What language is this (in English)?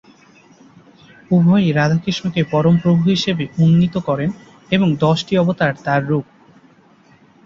Bangla